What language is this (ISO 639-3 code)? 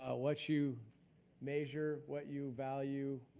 eng